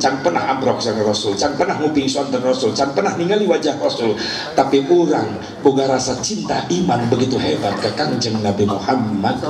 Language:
Indonesian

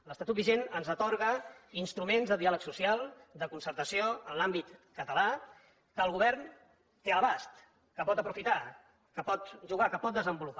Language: Catalan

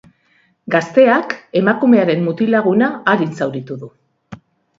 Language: Basque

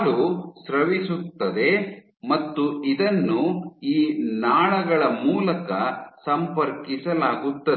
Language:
Kannada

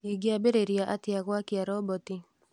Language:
Kikuyu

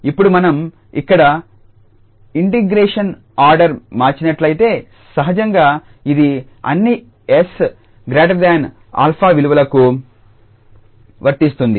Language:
Telugu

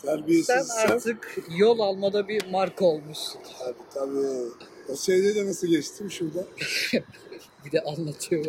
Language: Turkish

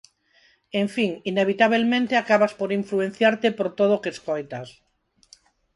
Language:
Galician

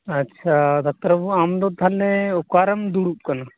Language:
Santali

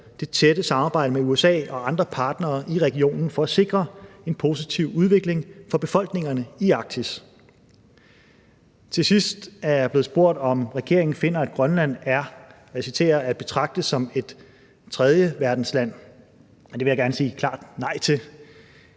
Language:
Danish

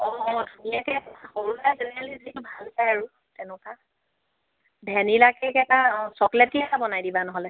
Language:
Assamese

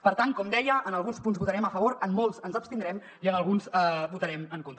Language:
Catalan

